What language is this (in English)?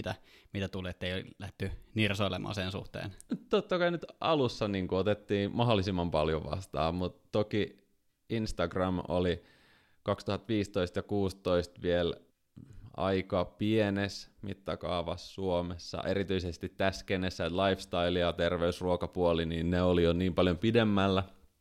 Finnish